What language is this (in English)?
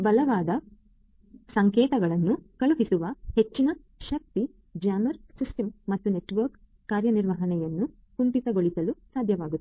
Kannada